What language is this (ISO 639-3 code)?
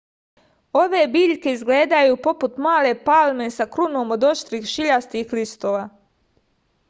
srp